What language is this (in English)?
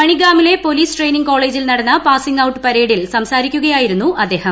Malayalam